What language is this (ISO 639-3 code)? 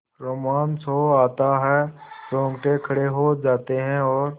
hin